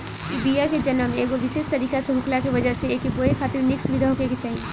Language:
Bhojpuri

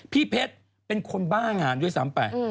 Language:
Thai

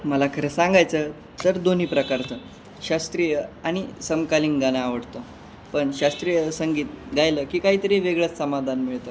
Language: Marathi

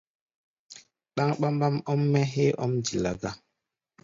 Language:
Gbaya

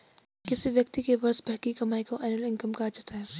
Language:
Hindi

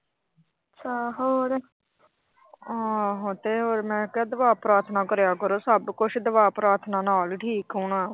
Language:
Punjabi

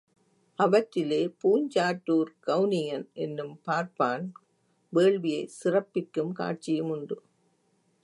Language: Tamil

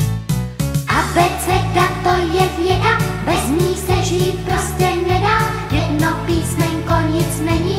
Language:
Czech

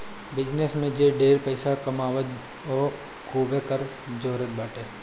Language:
Bhojpuri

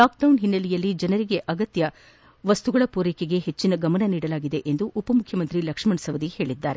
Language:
Kannada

